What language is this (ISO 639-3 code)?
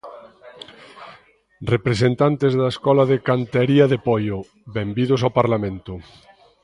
glg